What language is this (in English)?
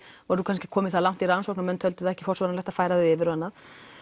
Icelandic